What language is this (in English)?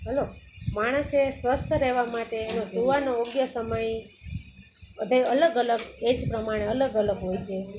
Gujarati